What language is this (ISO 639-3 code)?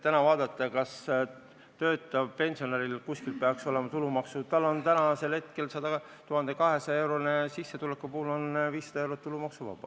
est